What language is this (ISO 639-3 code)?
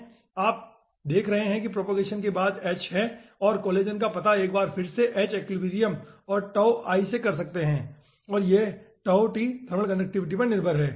hin